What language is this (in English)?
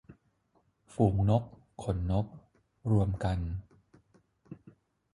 Thai